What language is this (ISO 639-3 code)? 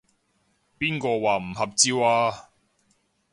yue